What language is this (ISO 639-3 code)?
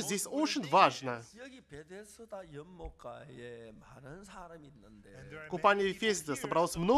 rus